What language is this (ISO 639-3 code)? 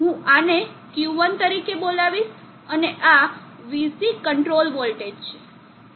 guj